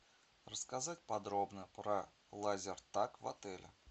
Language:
Russian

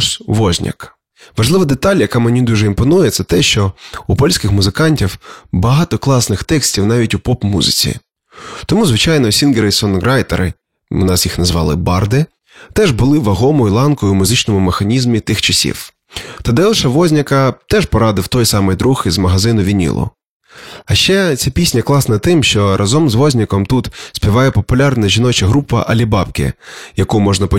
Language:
Ukrainian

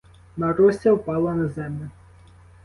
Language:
Ukrainian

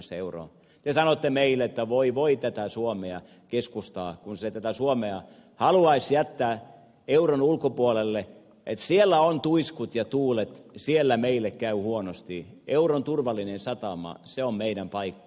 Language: Finnish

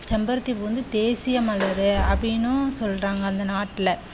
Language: Tamil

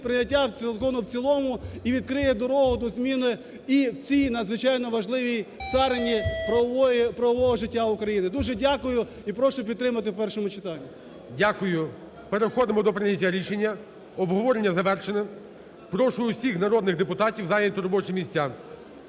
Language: Ukrainian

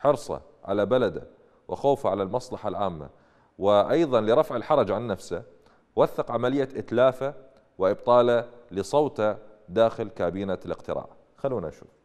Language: Arabic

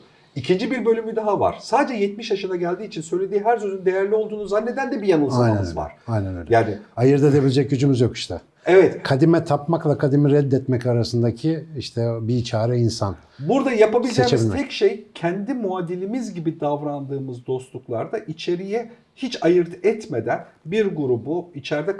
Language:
Turkish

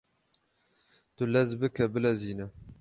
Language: Kurdish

